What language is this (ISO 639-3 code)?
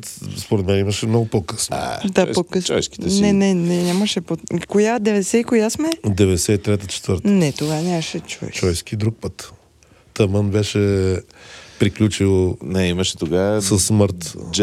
bul